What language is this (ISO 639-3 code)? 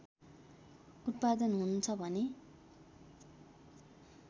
nep